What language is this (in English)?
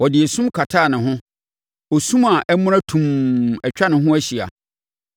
Akan